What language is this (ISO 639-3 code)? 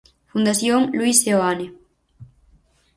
glg